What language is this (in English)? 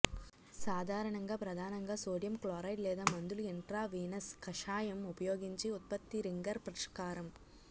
Telugu